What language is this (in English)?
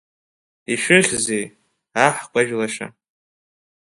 Abkhazian